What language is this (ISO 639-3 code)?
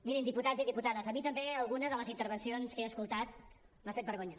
cat